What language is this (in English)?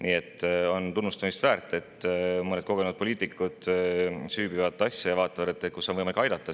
Estonian